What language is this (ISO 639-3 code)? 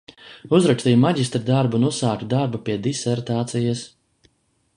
lav